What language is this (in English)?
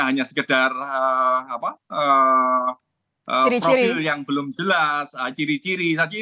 Indonesian